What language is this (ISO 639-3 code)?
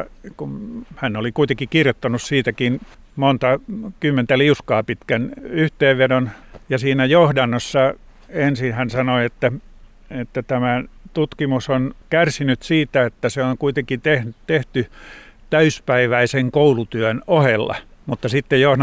fin